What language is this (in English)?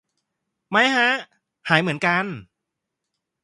Thai